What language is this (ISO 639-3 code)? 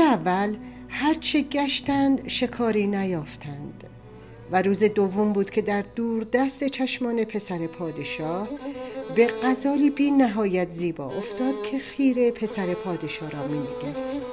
fas